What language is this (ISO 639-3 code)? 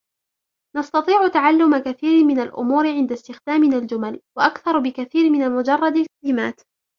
ara